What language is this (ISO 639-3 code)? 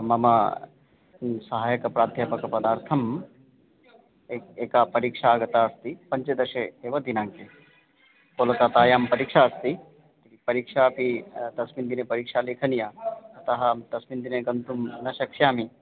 san